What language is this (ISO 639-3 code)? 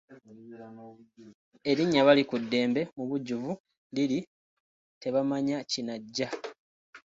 lug